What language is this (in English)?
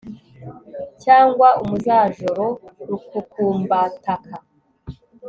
Kinyarwanda